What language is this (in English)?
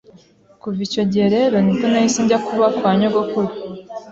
Kinyarwanda